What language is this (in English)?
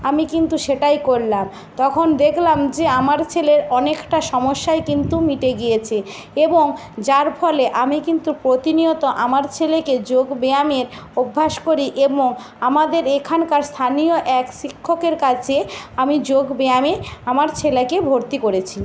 Bangla